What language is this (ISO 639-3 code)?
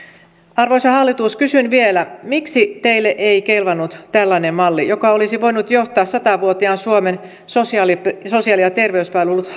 fin